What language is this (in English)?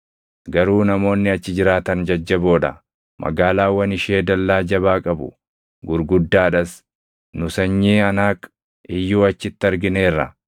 Oromo